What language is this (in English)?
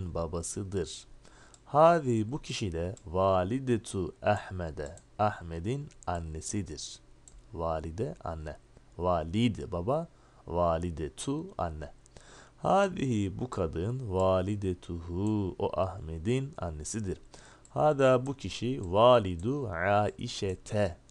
Turkish